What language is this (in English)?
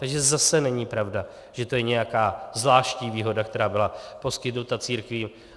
Czech